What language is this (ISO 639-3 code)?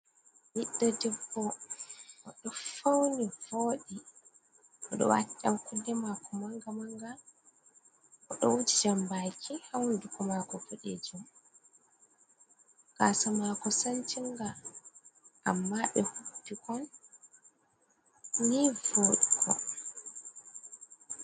ful